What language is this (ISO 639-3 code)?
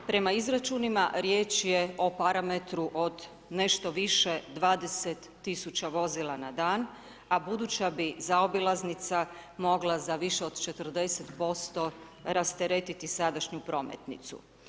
hrv